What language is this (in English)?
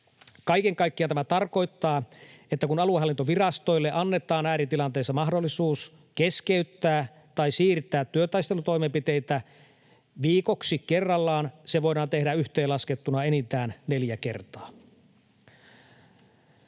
Finnish